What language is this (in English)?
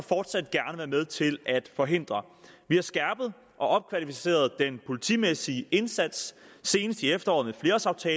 Danish